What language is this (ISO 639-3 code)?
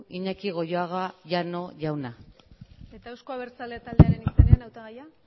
eus